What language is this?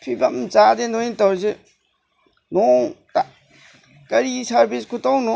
Manipuri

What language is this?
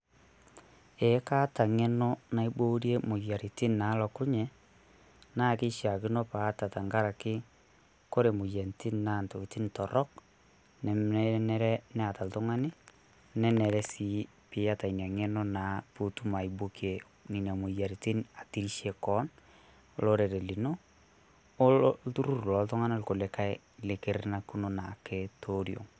Masai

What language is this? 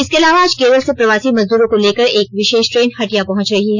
Hindi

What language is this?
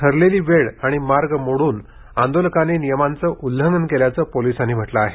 Marathi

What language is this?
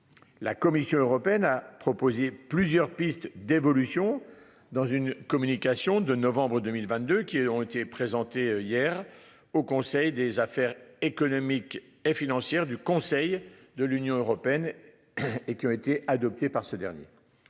French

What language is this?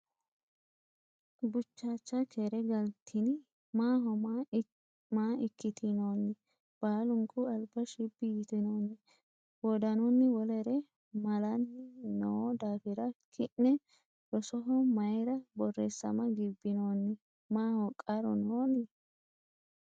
Sidamo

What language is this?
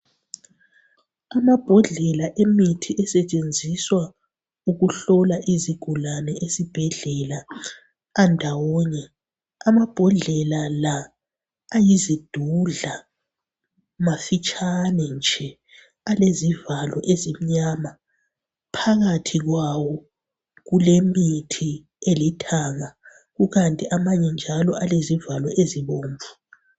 North Ndebele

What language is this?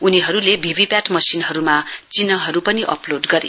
Nepali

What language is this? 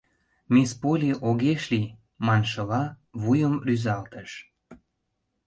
Mari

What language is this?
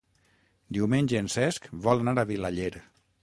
Catalan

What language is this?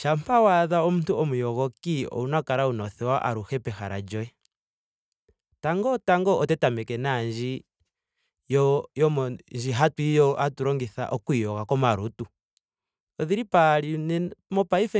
Ndonga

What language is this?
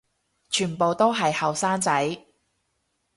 Cantonese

